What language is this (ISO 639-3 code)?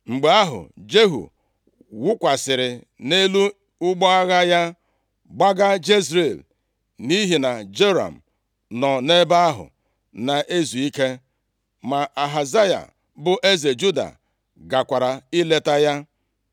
ibo